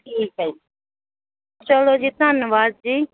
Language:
Punjabi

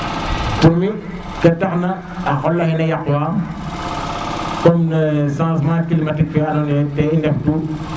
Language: Serer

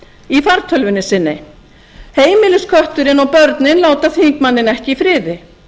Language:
Icelandic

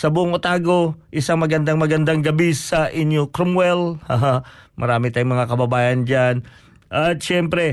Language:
Filipino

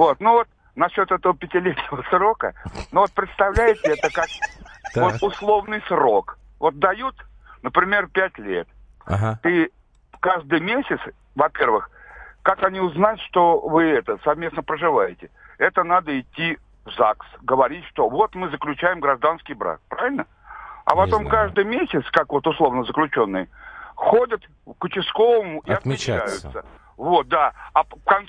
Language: Russian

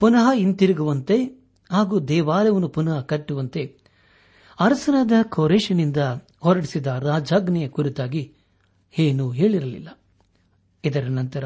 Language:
Kannada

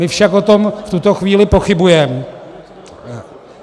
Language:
Czech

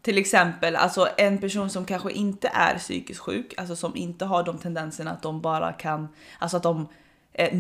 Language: Swedish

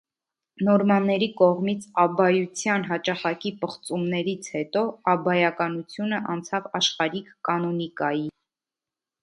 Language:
Armenian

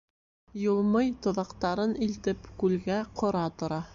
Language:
Bashkir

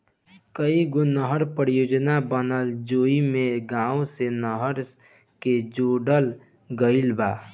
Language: Bhojpuri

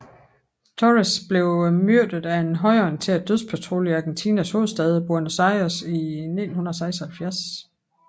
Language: Danish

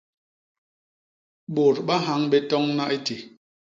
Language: Basaa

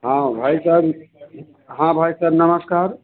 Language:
Hindi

